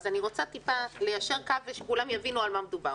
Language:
Hebrew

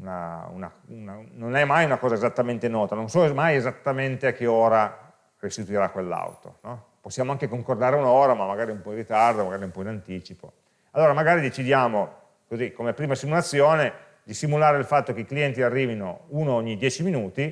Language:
Italian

